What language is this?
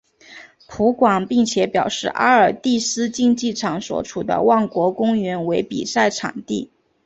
Chinese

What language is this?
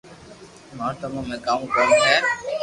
Loarki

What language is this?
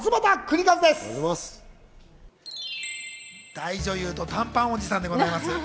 Japanese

